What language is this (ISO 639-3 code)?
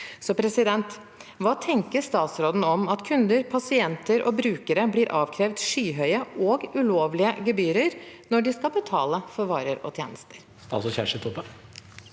nor